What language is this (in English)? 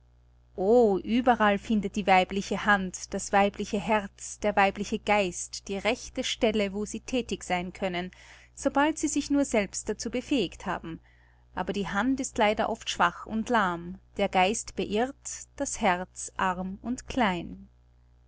German